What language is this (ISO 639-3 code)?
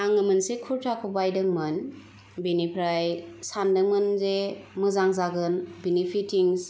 brx